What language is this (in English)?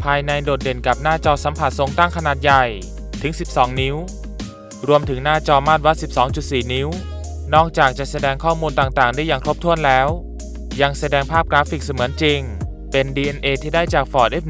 Thai